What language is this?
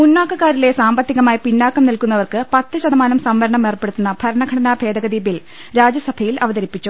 Malayalam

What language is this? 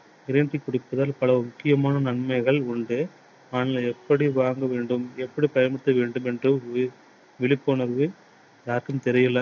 Tamil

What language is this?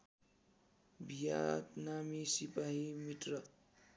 Nepali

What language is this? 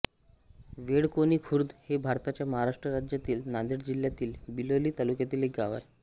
Marathi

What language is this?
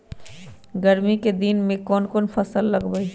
Magahi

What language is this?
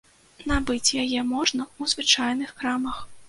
Belarusian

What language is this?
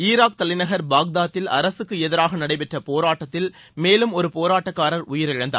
Tamil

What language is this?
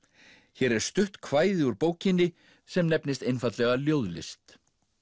Icelandic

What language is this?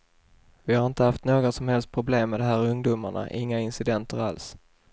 Swedish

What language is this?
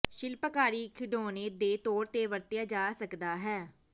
Punjabi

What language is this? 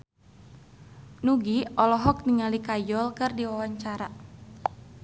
Sundanese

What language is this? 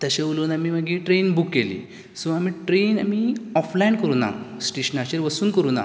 Konkani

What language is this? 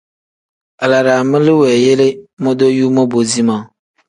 Tem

